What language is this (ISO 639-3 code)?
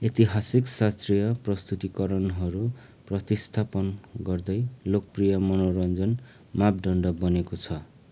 nep